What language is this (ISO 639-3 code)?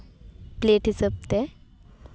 sat